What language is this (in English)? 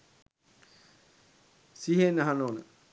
Sinhala